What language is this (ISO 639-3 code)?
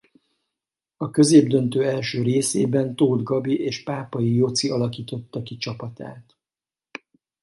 hun